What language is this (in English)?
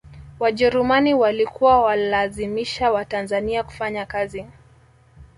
Swahili